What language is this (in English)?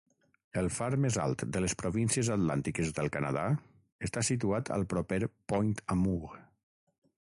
Catalan